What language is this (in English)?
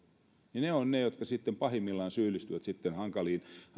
Finnish